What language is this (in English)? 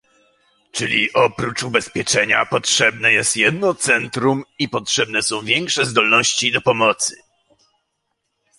Polish